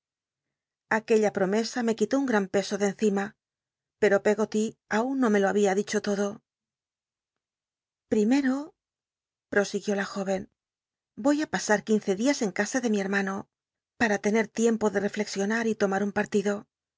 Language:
Spanish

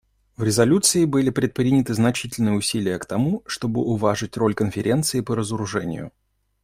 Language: Russian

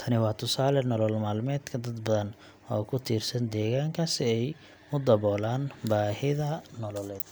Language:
Somali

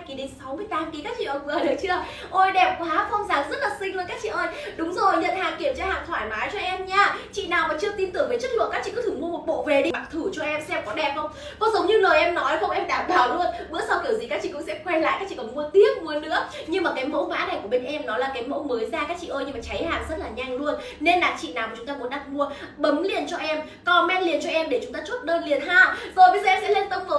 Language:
Vietnamese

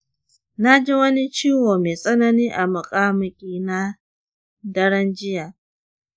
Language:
Hausa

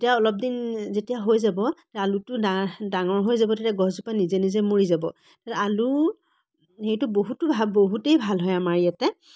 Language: Assamese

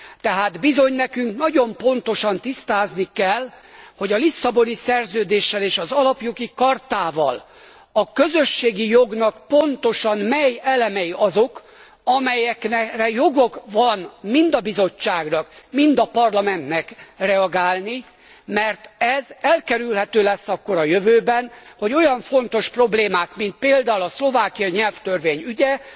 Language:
Hungarian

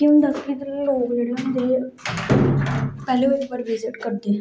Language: Dogri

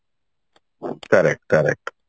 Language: Odia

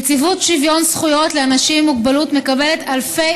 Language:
Hebrew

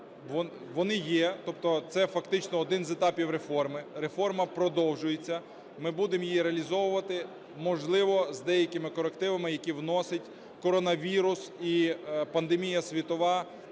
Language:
Ukrainian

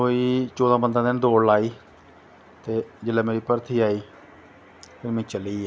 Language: Dogri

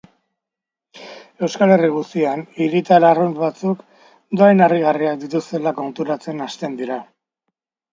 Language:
Basque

